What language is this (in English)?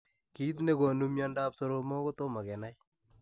Kalenjin